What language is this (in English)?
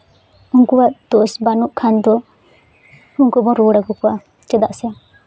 Santali